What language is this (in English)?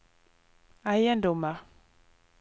Norwegian